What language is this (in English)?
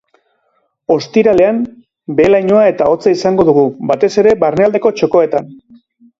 Basque